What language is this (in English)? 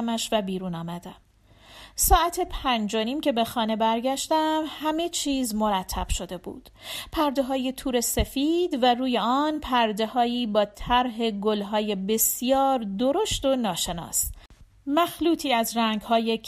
Persian